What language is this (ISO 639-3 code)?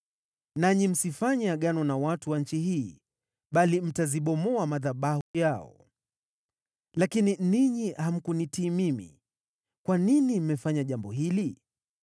swa